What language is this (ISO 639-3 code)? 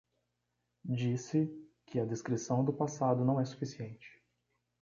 por